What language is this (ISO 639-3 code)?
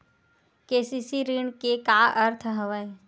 hne